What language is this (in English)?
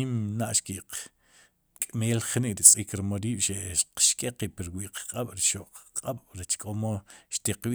Sipacapense